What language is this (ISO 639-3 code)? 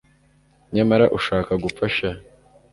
kin